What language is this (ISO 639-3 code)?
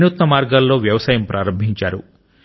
tel